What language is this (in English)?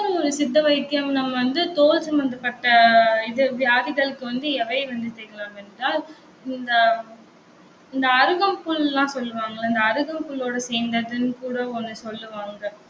Tamil